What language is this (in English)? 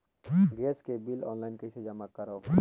Chhattisgarhi